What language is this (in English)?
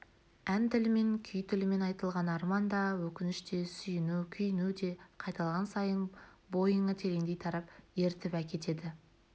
Kazakh